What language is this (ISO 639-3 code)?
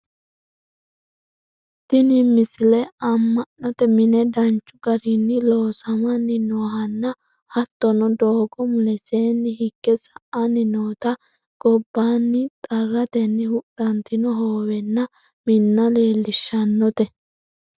sid